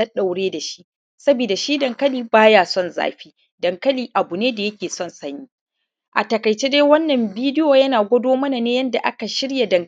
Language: Hausa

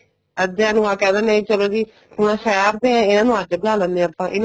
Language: Punjabi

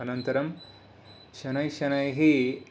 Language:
Sanskrit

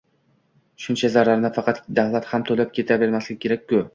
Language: Uzbek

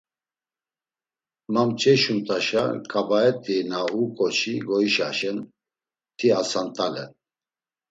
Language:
Laz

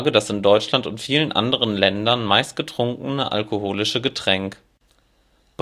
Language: German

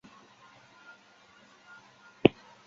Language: Chinese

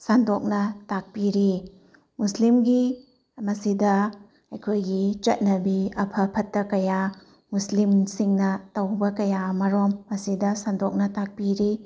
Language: Manipuri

